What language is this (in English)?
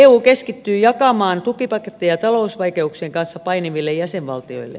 Finnish